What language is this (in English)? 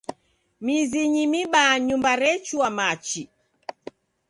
Taita